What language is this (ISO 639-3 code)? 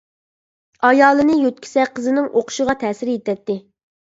uig